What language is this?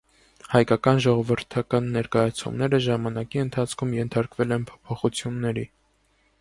Armenian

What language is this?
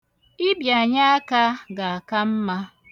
Igbo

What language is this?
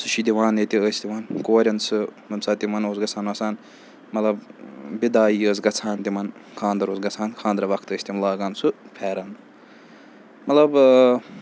Kashmiri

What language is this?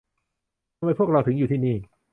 Thai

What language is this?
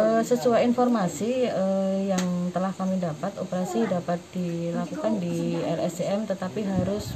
Indonesian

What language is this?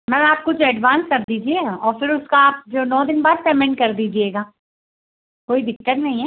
Hindi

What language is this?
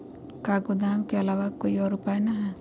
Magahi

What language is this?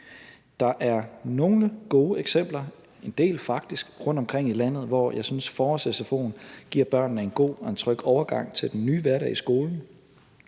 Danish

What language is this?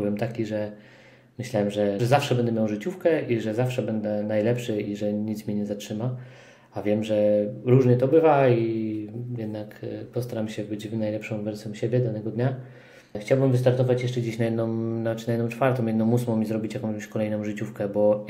Polish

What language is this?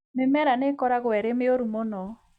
Kikuyu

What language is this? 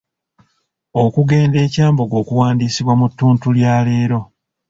Ganda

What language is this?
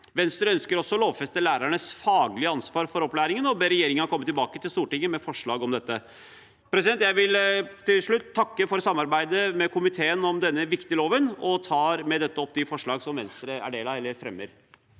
Norwegian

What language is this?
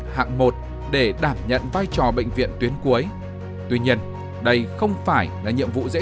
Vietnamese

